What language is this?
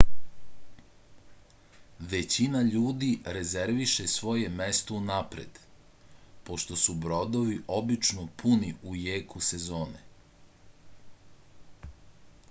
Serbian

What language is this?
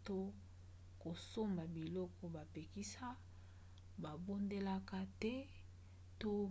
Lingala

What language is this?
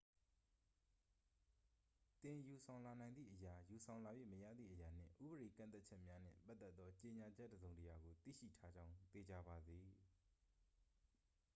Burmese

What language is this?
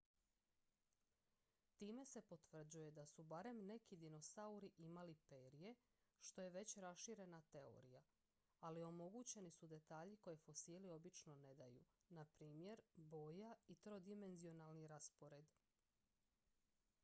Croatian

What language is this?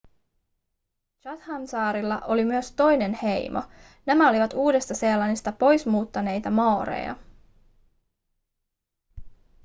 Finnish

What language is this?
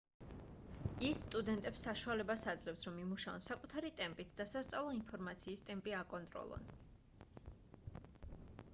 Georgian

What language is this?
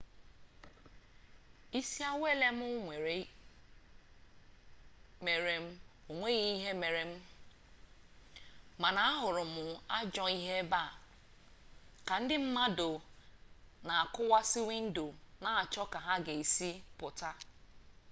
Igbo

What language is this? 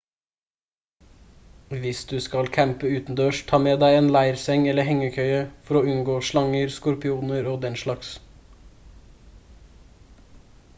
Norwegian Bokmål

